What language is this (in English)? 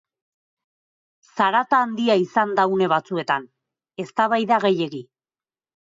Basque